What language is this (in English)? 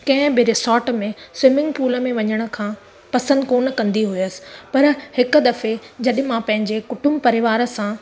Sindhi